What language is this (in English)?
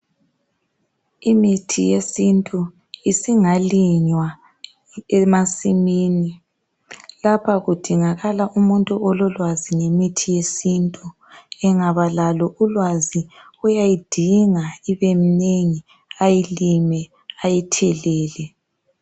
North Ndebele